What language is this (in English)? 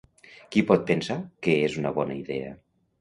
Catalan